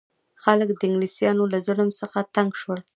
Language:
Pashto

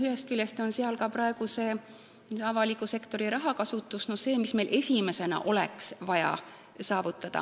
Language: Estonian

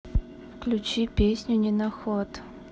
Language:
Russian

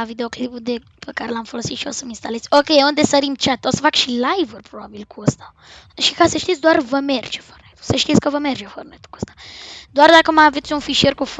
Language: Romanian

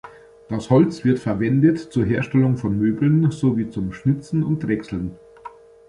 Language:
German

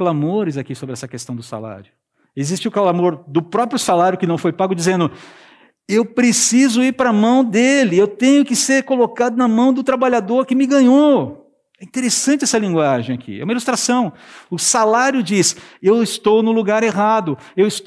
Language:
Portuguese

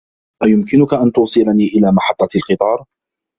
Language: Arabic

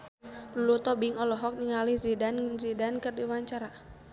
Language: Sundanese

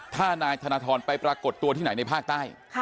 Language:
Thai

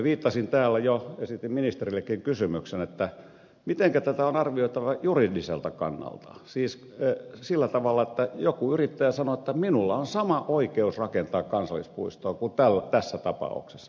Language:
Finnish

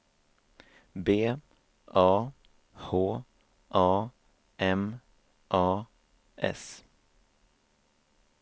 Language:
Swedish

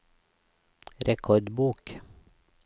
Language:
Norwegian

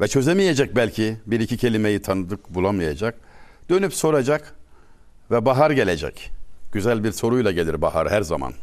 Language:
Turkish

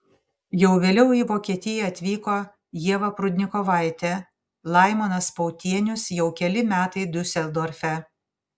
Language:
Lithuanian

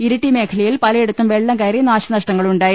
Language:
Malayalam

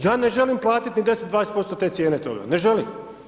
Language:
Croatian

